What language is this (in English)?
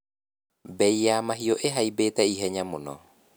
Kikuyu